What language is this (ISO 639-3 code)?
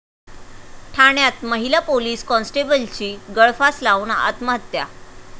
mar